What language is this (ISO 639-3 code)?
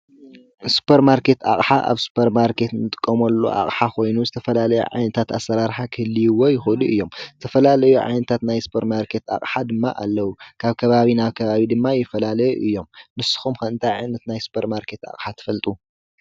tir